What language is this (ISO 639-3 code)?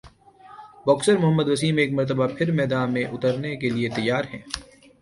urd